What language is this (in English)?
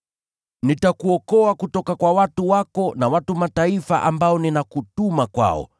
Swahili